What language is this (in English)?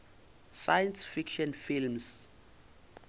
Northern Sotho